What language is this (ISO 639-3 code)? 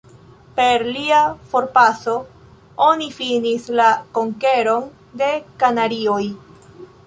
epo